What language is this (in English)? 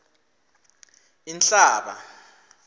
Swati